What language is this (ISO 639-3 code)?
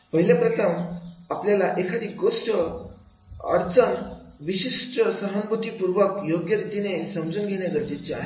mar